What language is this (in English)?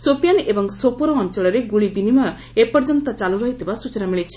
Odia